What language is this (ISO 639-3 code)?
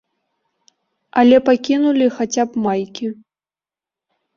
bel